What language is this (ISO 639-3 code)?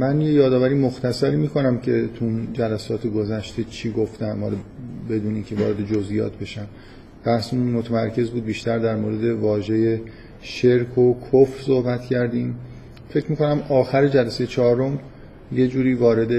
fas